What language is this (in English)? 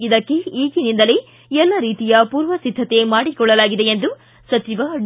Kannada